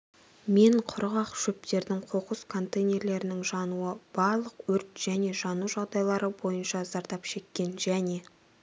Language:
Kazakh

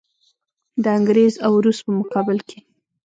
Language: Pashto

